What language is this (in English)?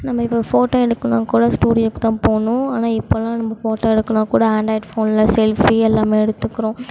Tamil